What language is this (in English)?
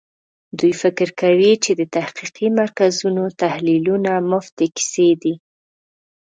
Pashto